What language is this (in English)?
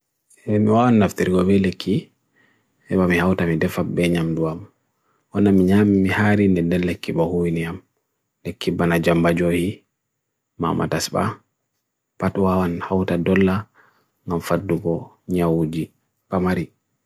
Bagirmi Fulfulde